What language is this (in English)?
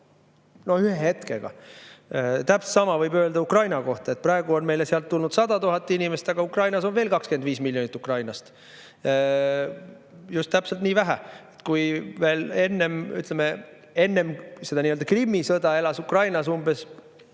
Estonian